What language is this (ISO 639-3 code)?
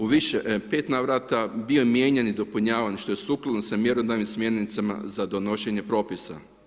hrv